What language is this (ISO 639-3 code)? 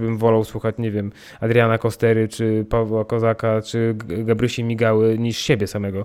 pol